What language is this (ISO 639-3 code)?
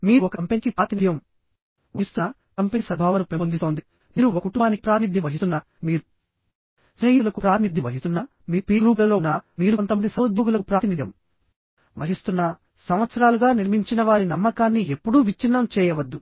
tel